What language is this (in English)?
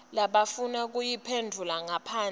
Swati